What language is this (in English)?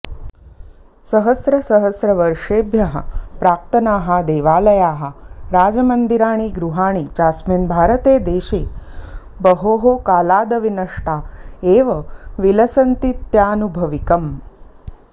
Sanskrit